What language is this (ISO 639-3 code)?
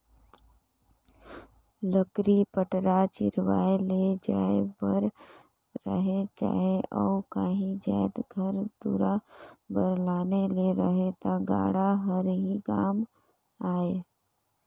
hne